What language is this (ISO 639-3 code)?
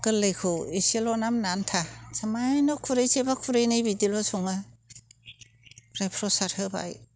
brx